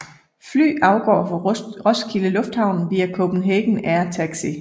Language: Danish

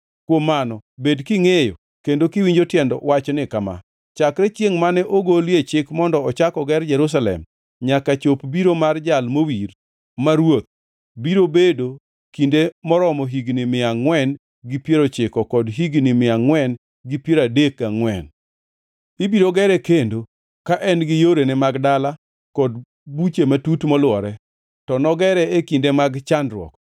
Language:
Luo (Kenya and Tanzania)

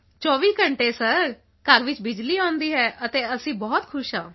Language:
Punjabi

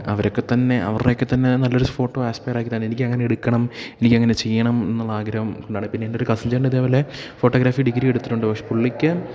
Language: Malayalam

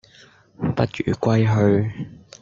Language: Cantonese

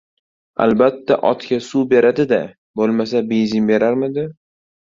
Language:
Uzbek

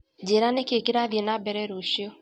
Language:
Kikuyu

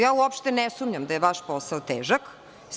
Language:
Serbian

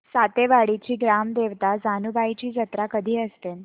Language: Marathi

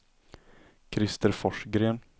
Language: Swedish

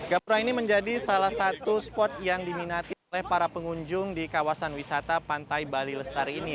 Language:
Indonesian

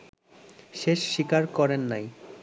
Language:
Bangla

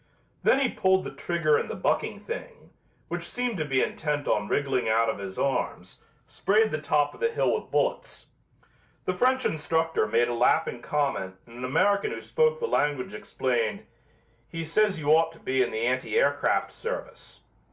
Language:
English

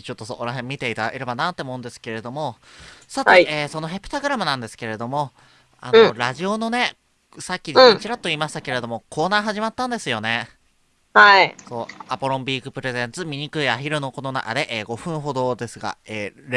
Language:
Japanese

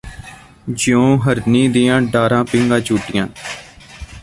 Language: Punjabi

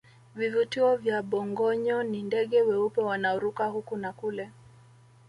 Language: Swahili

